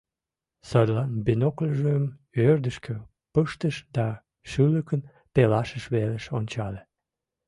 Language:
Mari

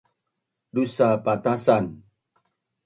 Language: Bunun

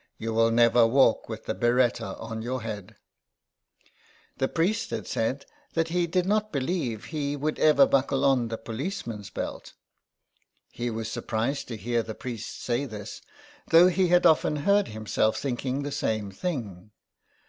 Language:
English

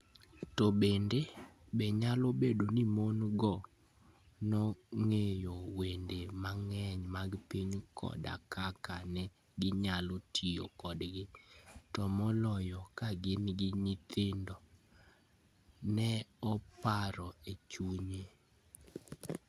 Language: Luo (Kenya and Tanzania)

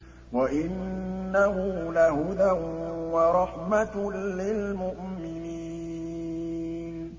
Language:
Arabic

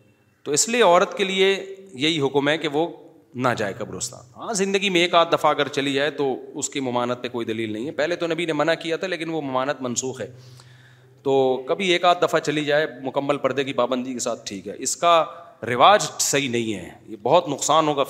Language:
Urdu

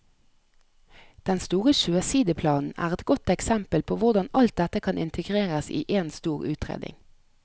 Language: Norwegian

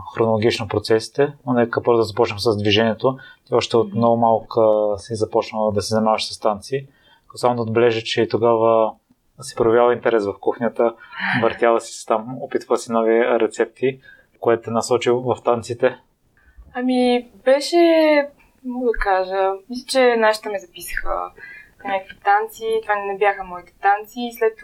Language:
Bulgarian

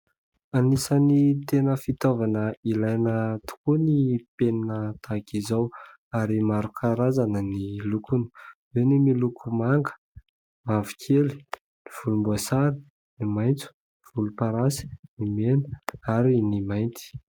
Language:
Malagasy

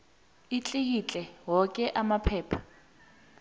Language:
South Ndebele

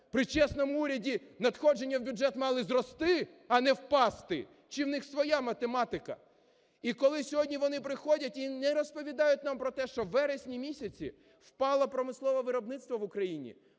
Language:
Ukrainian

